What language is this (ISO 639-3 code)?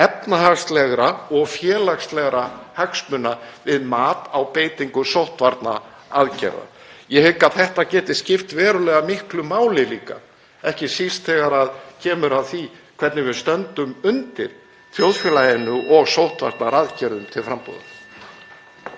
isl